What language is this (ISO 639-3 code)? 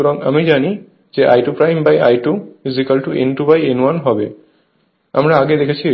ben